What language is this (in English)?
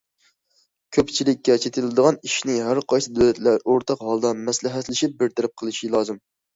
Uyghur